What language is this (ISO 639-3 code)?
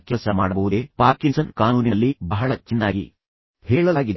kan